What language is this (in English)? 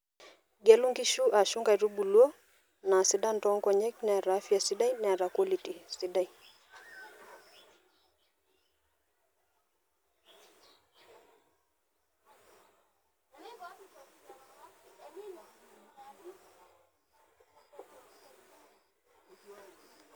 Masai